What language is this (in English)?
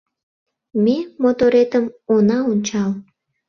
Mari